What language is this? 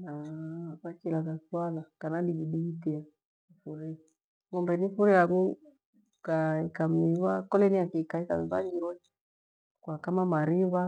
Gweno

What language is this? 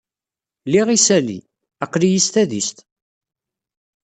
Kabyle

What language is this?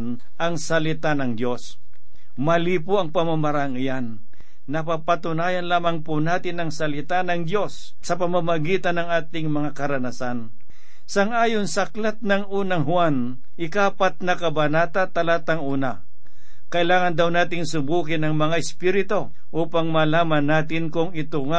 Filipino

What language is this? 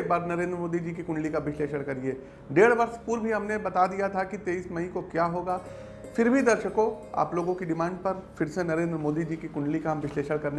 Hindi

